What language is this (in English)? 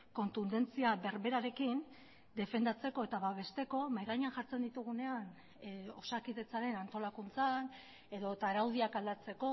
Basque